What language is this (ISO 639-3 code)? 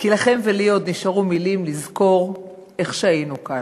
heb